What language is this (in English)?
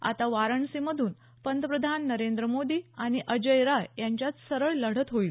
Marathi